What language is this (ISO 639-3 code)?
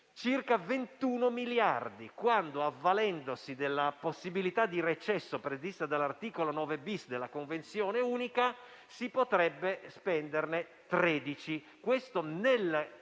ita